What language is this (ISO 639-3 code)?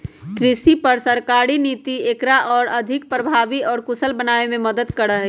mag